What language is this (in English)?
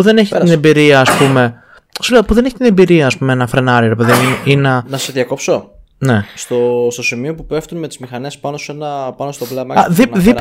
Greek